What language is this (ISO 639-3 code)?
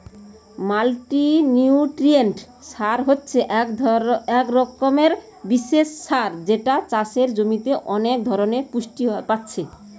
ben